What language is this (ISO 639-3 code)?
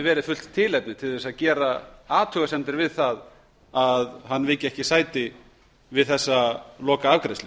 isl